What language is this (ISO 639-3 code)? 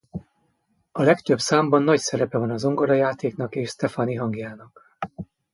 hun